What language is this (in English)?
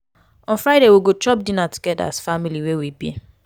Nigerian Pidgin